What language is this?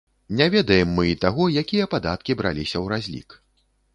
Belarusian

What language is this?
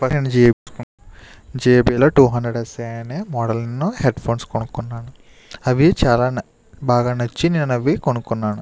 Telugu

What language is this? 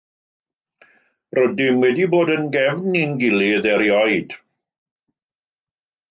Welsh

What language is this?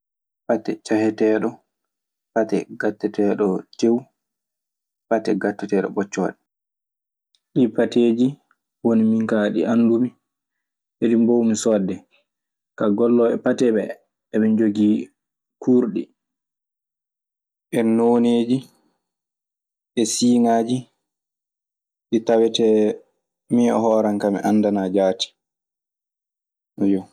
Maasina Fulfulde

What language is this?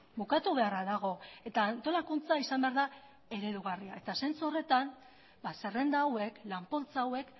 Basque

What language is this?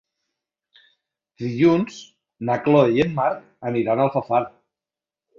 Catalan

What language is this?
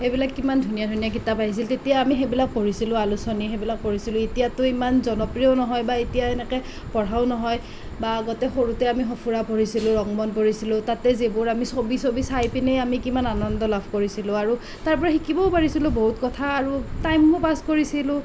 Assamese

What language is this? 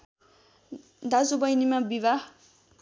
Nepali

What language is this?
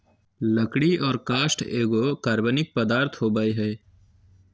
Magahi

